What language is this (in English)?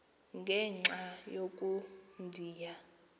Xhosa